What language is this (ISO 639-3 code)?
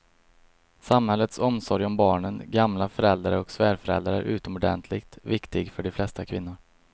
swe